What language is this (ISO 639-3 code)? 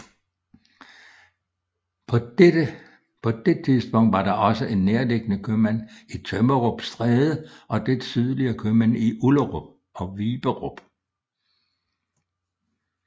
dan